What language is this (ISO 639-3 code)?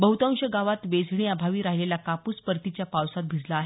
mar